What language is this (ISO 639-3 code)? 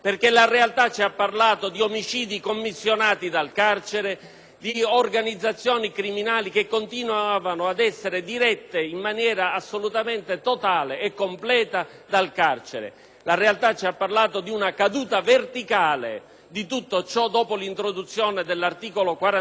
ita